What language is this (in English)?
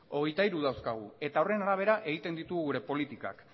Basque